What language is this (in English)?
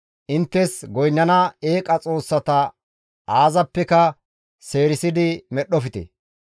Gamo